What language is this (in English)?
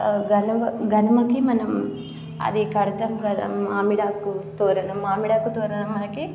Telugu